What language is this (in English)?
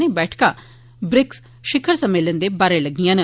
Dogri